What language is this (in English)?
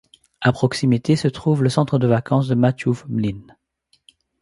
French